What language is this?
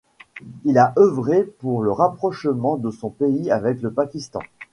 French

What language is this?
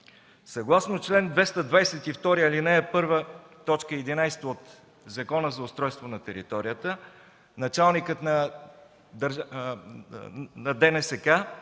Bulgarian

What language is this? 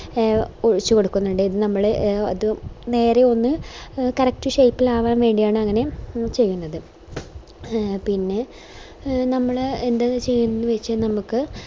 Malayalam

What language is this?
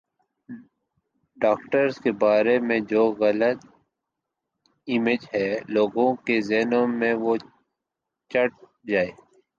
Urdu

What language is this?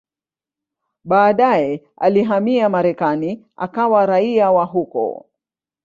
Swahili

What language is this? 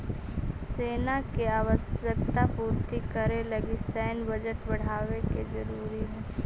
Magahi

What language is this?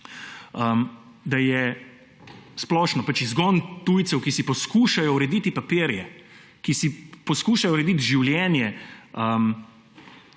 Slovenian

